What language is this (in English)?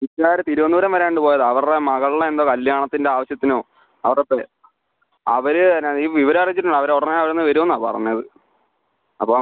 Malayalam